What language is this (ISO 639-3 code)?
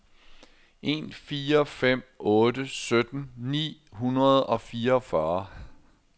dan